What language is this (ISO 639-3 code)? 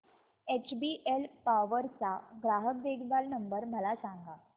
mar